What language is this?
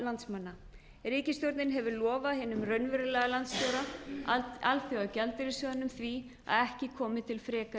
Icelandic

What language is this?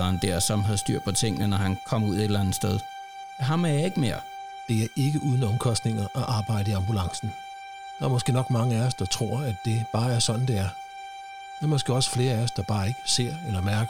Danish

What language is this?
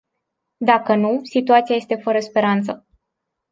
Romanian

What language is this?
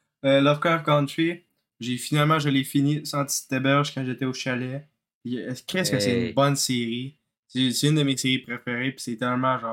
French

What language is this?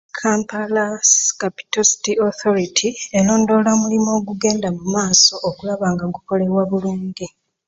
Ganda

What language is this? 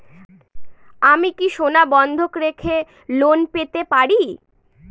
Bangla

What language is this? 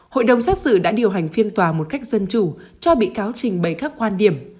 Vietnamese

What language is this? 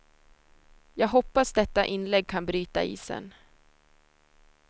Swedish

